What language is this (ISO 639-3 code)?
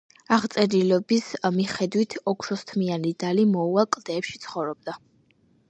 kat